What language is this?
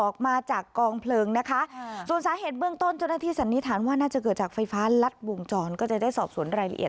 Thai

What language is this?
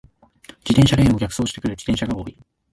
Japanese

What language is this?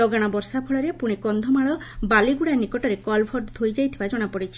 Odia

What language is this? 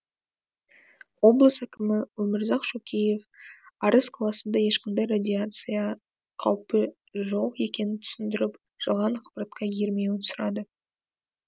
Kazakh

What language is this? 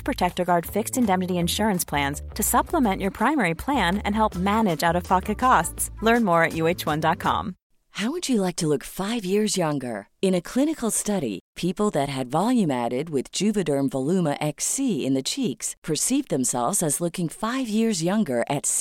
Filipino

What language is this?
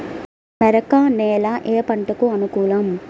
Telugu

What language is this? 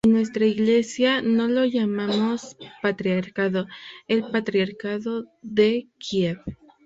Spanish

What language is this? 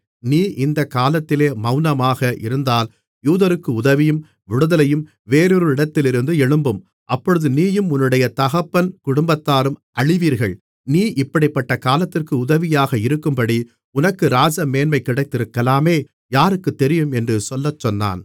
Tamil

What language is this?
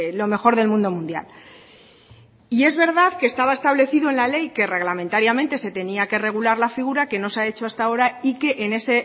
Spanish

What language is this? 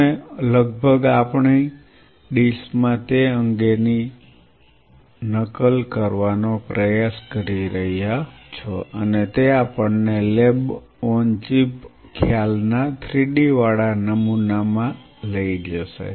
Gujarati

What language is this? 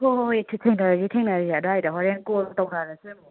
Manipuri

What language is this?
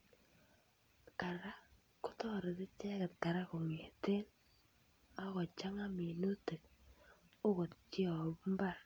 Kalenjin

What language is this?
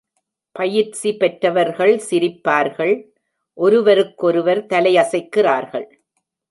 Tamil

